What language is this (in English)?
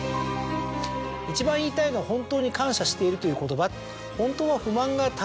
Japanese